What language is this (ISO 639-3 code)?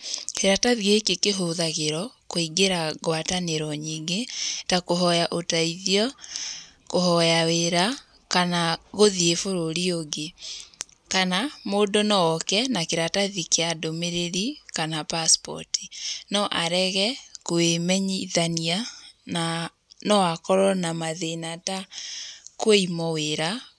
kik